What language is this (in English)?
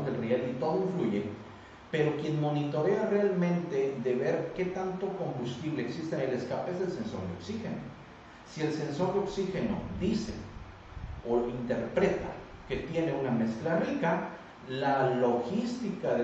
Spanish